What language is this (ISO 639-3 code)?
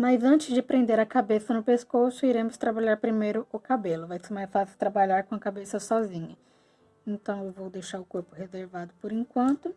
por